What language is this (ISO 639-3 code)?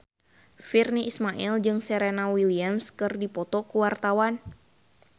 sun